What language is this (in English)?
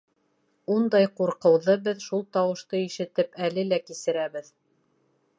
Bashkir